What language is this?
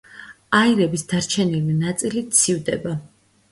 Georgian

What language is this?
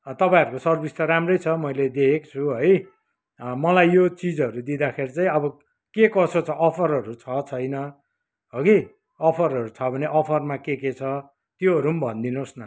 Nepali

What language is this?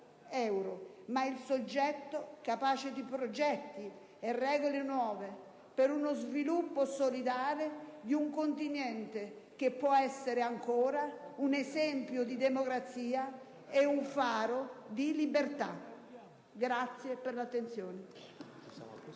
Italian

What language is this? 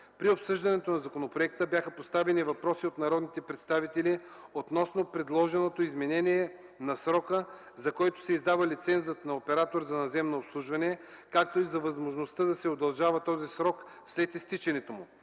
Bulgarian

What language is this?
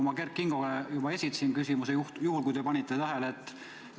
Estonian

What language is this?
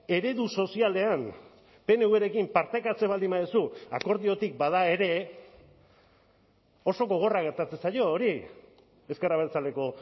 Basque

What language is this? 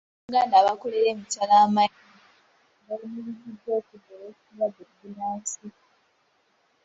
Ganda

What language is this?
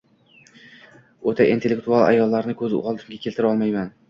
Uzbek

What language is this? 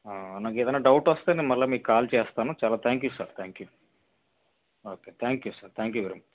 Telugu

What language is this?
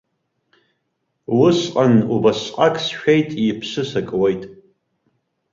Abkhazian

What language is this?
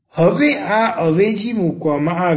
Gujarati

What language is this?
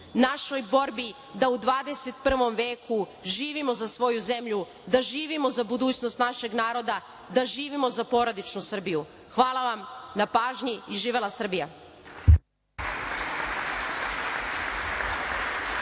Serbian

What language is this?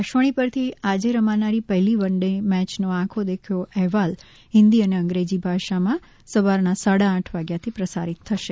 Gujarati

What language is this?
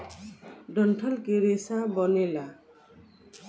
Bhojpuri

